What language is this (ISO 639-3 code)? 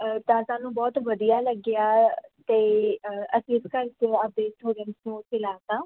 pan